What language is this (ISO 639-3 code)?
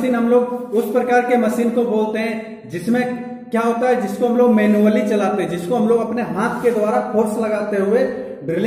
hin